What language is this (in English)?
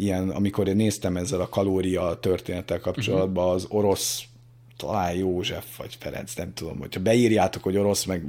Hungarian